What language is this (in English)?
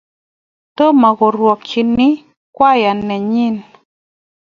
Kalenjin